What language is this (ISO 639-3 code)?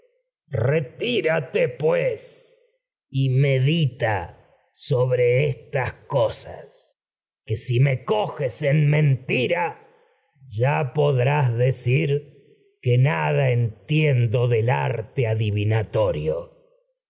spa